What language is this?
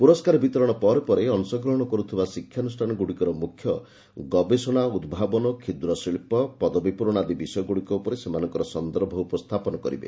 Odia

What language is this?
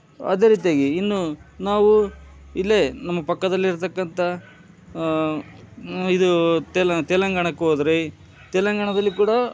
Kannada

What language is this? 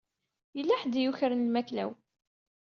Kabyle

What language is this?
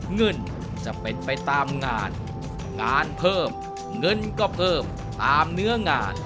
Thai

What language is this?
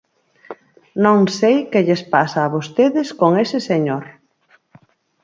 Galician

